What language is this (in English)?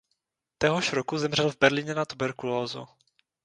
Czech